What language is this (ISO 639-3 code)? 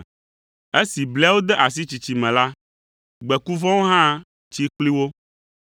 ewe